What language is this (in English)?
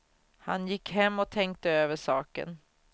Swedish